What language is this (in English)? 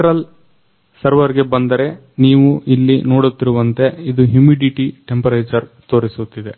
Kannada